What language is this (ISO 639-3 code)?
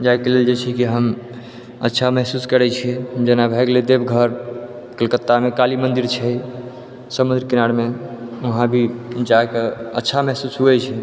mai